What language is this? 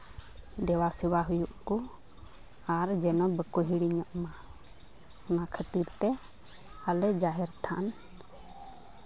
Santali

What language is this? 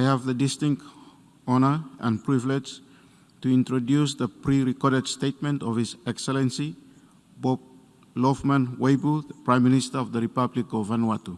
English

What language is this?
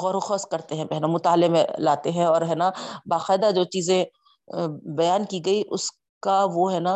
Urdu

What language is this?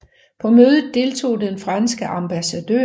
Danish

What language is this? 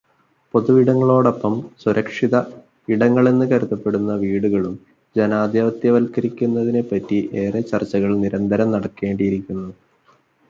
Malayalam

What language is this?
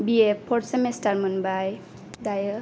Bodo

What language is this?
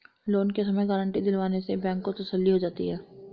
Hindi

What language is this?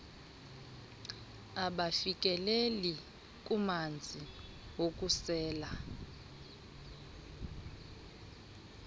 Xhosa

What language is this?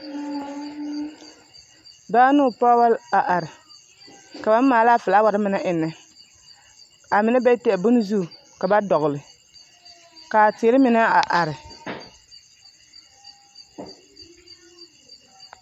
Southern Dagaare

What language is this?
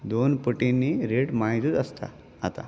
Konkani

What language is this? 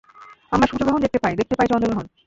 Bangla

